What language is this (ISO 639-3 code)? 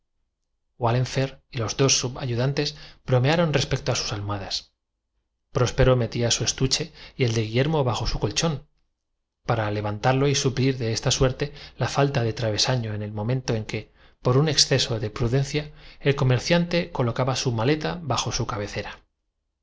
spa